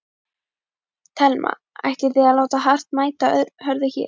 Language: Icelandic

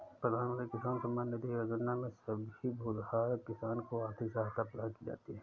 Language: Hindi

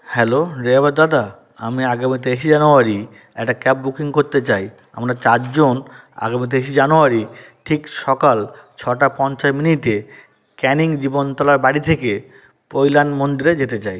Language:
Bangla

